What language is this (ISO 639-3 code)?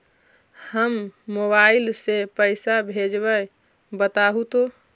mag